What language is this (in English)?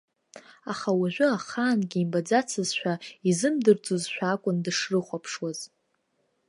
Abkhazian